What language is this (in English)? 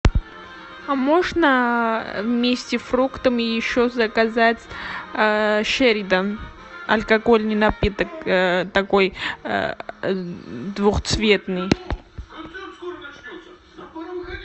Russian